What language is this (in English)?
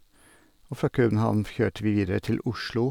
Norwegian